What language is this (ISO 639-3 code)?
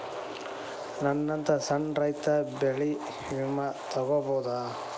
kan